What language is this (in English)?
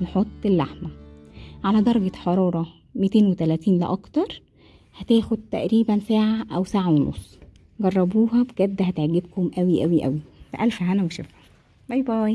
Arabic